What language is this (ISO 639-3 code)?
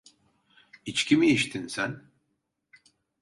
tur